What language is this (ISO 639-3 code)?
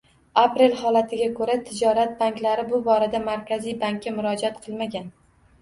uzb